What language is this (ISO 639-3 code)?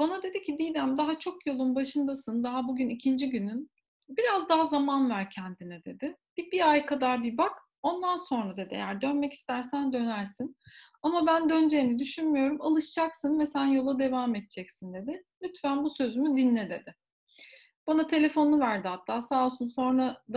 tur